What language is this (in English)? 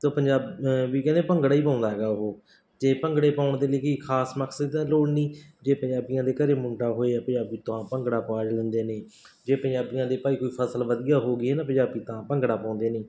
Punjabi